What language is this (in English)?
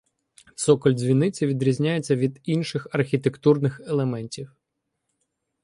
Ukrainian